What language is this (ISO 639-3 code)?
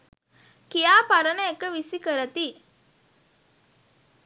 sin